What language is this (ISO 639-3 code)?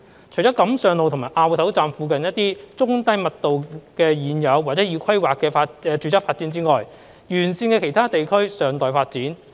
yue